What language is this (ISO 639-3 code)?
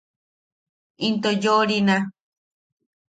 yaq